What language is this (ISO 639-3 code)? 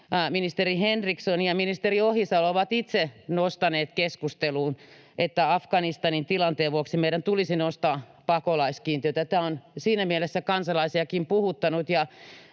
fin